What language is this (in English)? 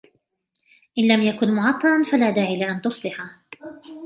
Arabic